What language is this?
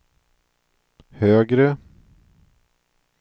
Swedish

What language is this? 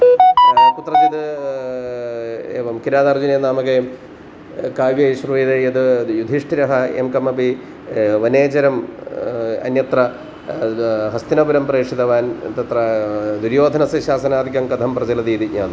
Sanskrit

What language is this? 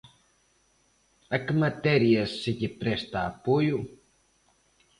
Galician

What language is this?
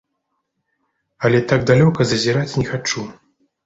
Belarusian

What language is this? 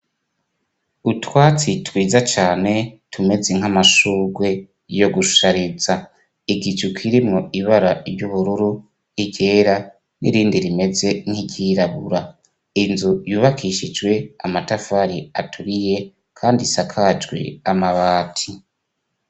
Rundi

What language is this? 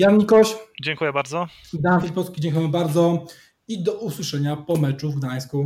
Polish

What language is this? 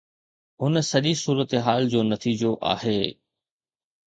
Sindhi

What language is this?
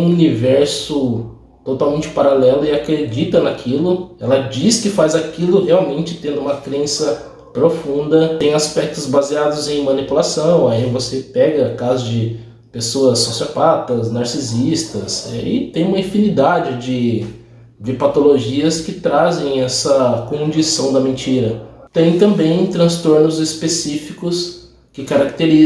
Portuguese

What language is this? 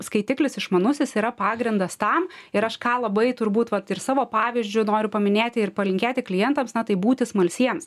Lithuanian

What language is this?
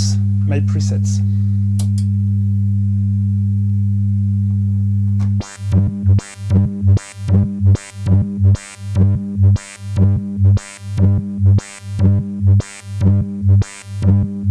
English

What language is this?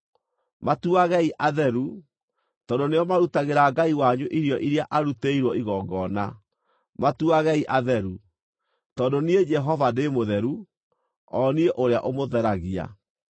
Kikuyu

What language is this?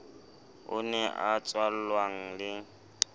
Southern Sotho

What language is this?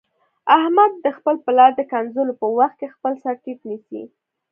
Pashto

